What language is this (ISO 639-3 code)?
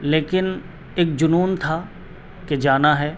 urd